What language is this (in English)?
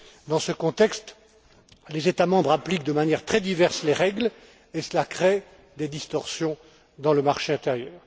French